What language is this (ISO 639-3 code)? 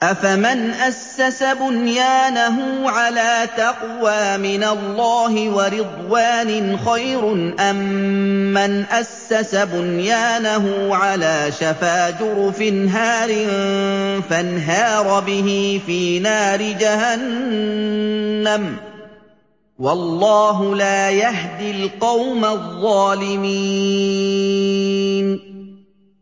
ara